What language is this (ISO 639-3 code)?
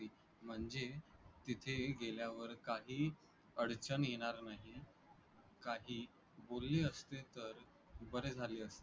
mar